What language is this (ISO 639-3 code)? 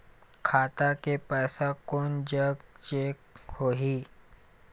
hne